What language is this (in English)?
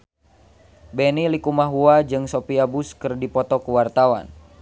Sundanese